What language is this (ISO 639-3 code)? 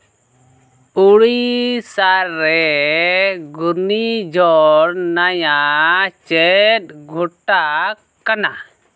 sat